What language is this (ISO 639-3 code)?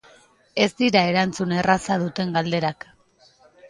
eus